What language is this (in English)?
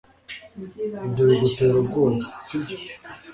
Kinyarwanda